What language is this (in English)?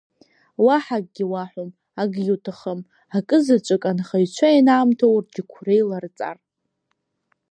Abkhazian